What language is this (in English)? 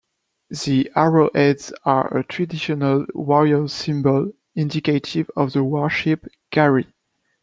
English